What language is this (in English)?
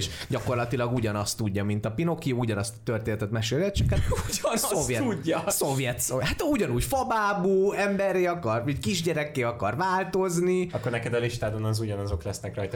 Hungarian